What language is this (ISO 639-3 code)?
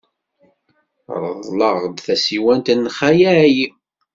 kab